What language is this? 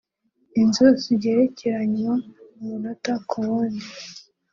Kinyarwanda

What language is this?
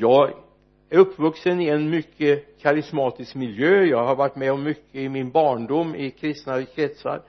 Swedish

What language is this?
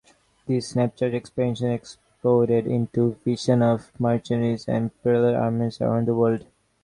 English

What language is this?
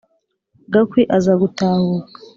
Kinyarwanda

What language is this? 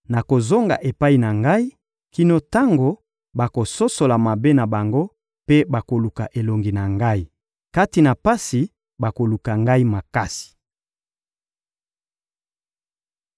Lingala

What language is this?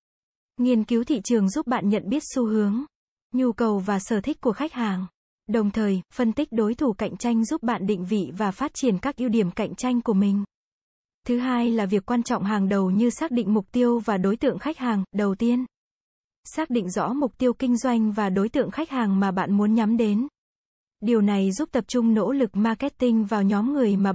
Vietnamese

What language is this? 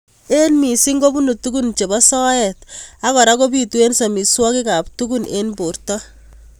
Kalenjin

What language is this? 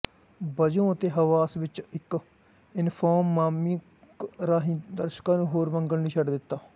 Punjabi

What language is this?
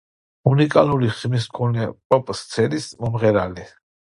Georgian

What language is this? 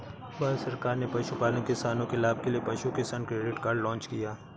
Hindi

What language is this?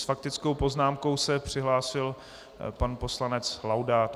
Czech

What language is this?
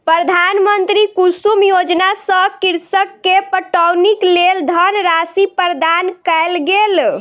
Maithili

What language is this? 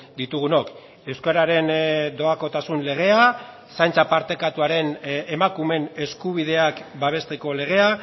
Basque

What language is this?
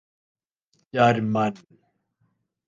Urdu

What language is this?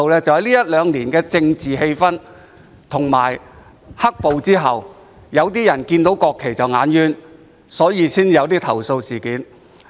Cantonese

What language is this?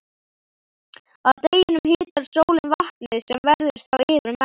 Icelandic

